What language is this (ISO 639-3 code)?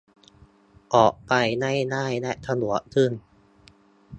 tha